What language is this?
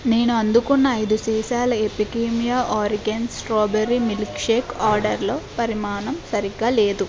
Telugu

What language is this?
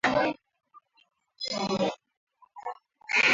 Swahili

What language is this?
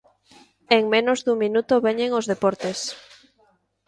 Galician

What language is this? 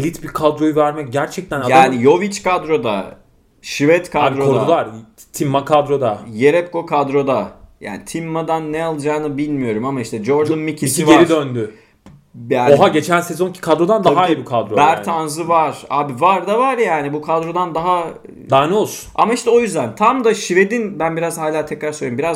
Turkish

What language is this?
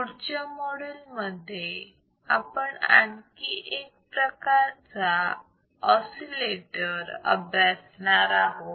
Marathi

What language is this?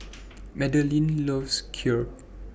English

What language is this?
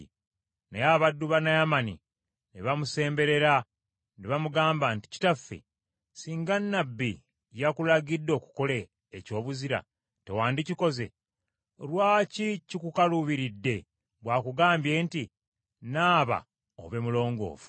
Ganda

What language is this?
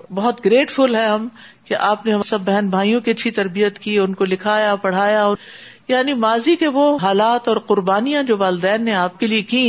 Urdu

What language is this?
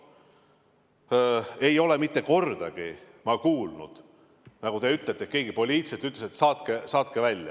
Estonian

